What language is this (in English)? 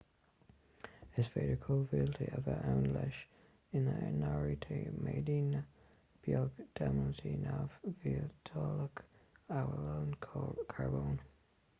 Irish